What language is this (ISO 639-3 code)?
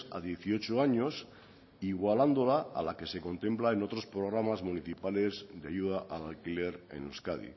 spa